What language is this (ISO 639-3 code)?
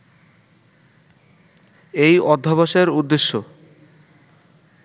ben